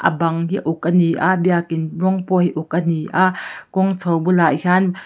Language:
Mizo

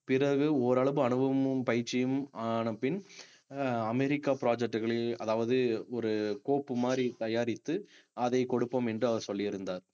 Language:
Tamil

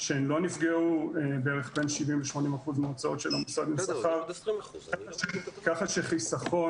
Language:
Hebrew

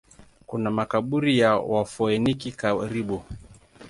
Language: Swahili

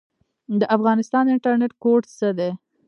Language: Pashto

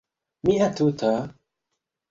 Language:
Esperanto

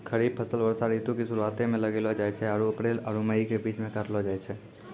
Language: Maithili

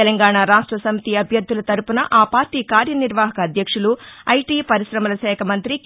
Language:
Telugu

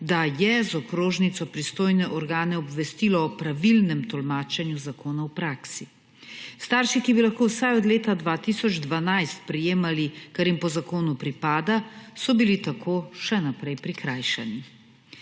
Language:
Slovenian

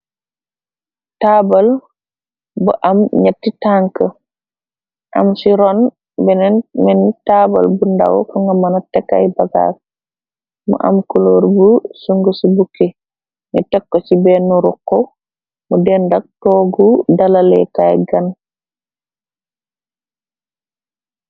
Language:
Wolof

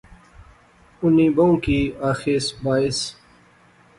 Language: Pahari-Potwari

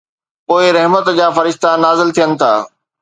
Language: Sindhi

